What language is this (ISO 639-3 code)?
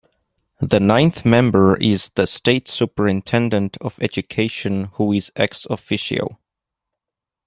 eng